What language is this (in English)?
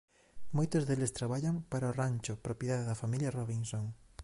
Galician